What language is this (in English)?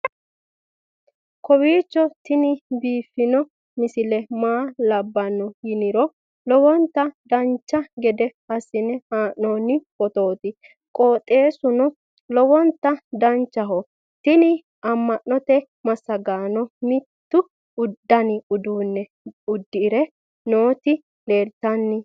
Sidamo